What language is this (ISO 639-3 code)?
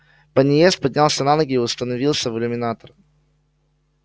rus